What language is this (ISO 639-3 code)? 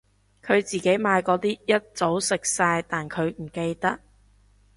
yue